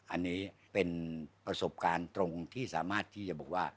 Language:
Thai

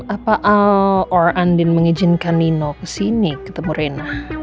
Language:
Indonesian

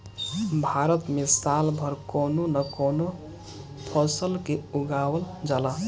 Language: Bhojpuri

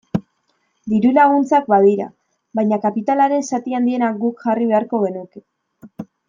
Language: Basque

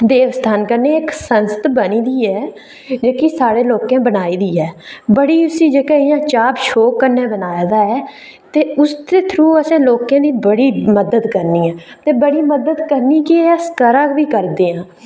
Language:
Dogri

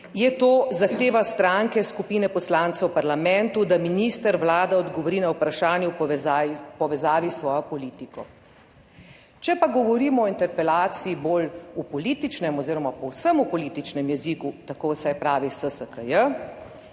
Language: Slovenian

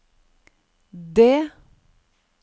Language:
Norwegian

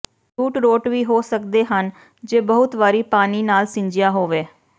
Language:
Punjabi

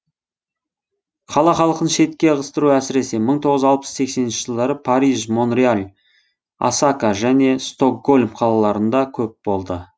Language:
Kazakh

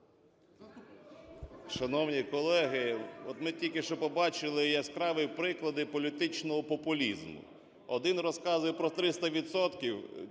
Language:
Ukrainian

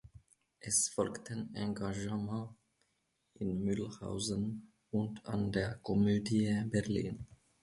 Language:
German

